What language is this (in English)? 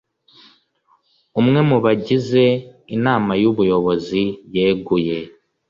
Kinyarwanda